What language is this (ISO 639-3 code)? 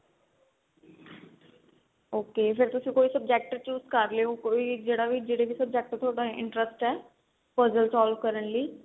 pan